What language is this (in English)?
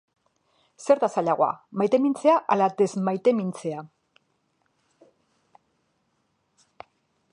Basque